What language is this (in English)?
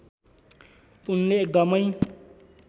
Nepali